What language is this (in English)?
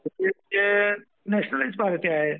Marathi